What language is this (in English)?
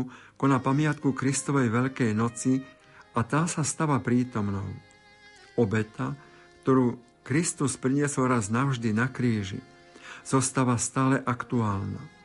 Slovak